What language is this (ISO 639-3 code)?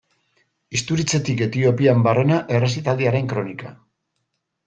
eus